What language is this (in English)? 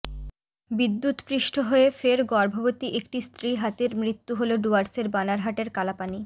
Bangla